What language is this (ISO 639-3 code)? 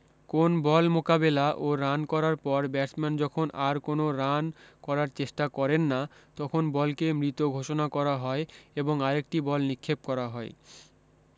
ben